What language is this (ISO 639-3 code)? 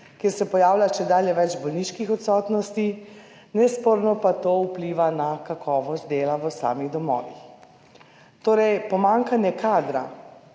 slv